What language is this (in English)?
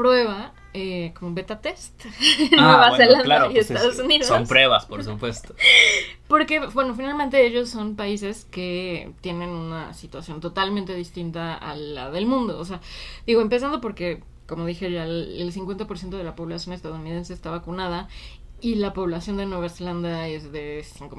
Spanish